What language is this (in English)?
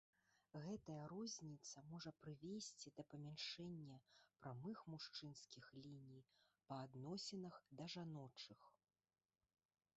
Belarusian